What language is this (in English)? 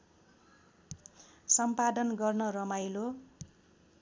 Nepali